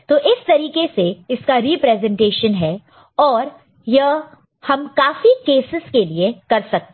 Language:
Hindi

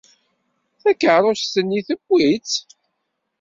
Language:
Kabyle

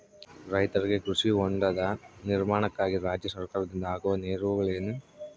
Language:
Kannada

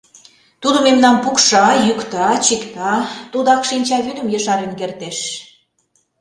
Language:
Mari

